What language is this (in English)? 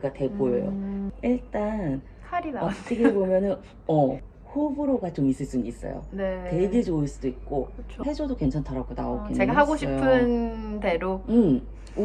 Korean